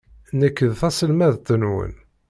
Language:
Kabyle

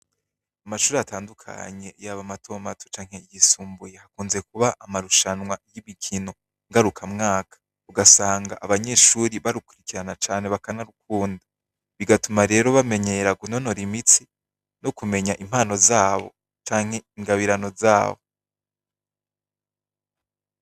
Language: Rundi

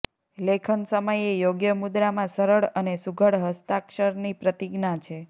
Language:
Gujarati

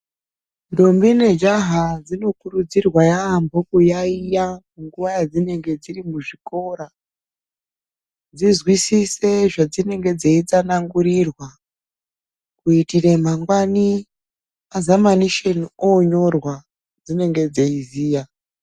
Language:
Ndau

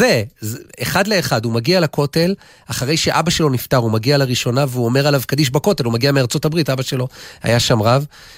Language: Hebrew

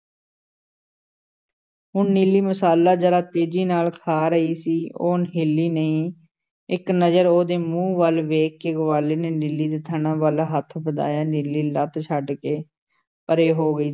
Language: Punjabi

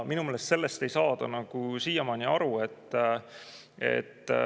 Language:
Estonian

